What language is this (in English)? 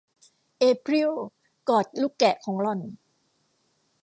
Thai